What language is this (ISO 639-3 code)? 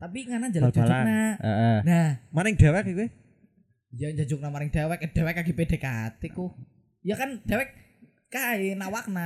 ind